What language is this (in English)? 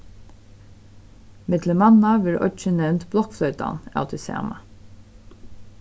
Faroese